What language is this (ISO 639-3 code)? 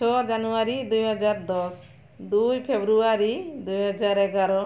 ori